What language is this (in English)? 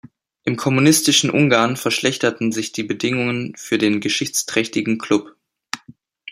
German